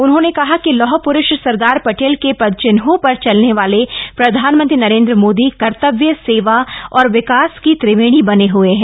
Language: Hindi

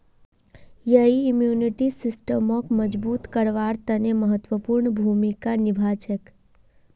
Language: Magahi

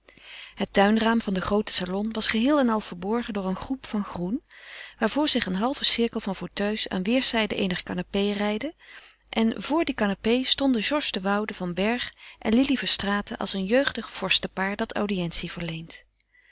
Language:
Dutch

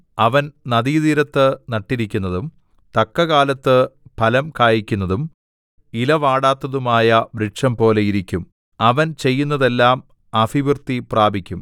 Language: Malayalam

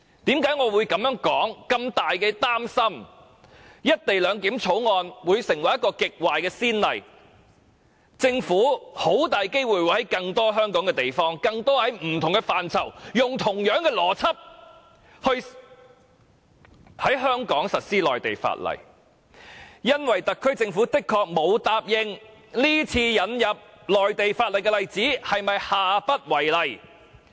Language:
Cantonese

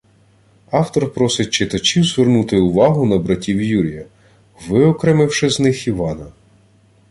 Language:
Ukrainian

